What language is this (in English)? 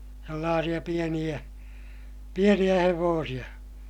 Finnish